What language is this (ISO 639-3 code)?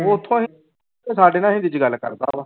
pan